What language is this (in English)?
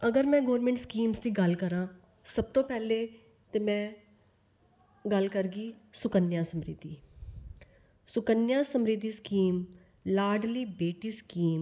Dogri